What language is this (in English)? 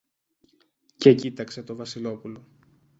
Greek